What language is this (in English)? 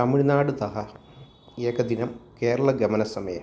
Sanskrit